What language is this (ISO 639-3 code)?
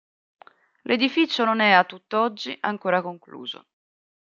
ita